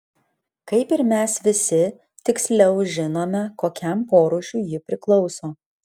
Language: Lithuanian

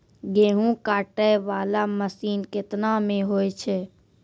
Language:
Maithili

